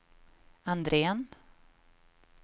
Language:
Swedish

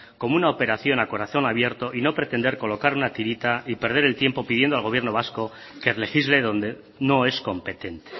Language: Spanish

